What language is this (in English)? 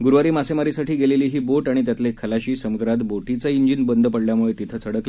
Marathi